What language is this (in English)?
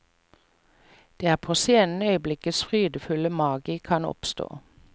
Norwegian